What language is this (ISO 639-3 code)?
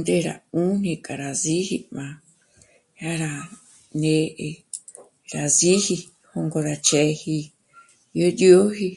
mmc